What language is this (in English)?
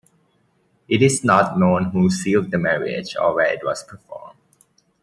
English